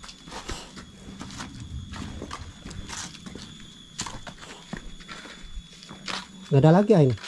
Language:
Indonesian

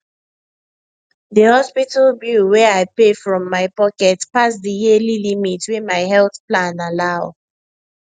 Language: Nigerian Pidgin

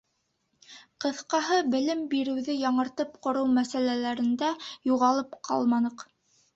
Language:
Bashkir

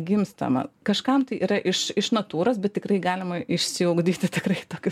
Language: Lithuanian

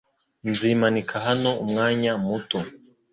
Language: Kinyarwanda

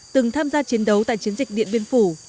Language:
Vietnamese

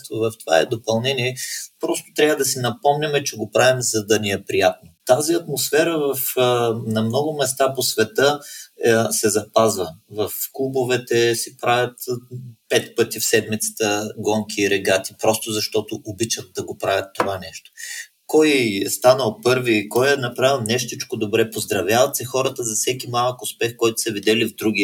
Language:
Bulgarian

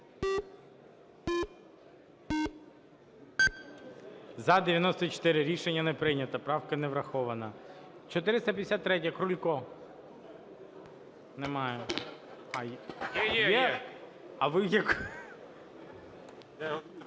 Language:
Ukrainian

